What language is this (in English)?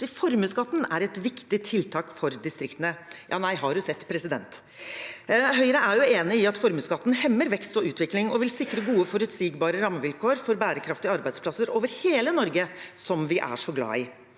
Norwegian